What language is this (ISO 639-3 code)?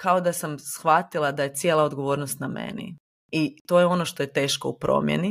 hrv